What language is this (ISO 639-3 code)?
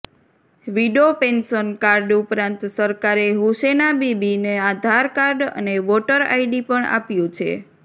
guj